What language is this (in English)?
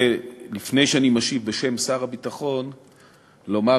Hebrew